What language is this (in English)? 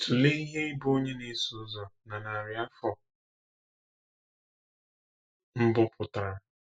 Igbo